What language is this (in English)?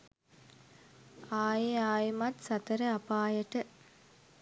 Sinhala